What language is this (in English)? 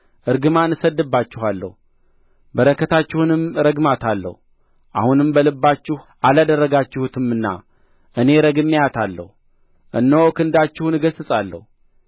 Amharic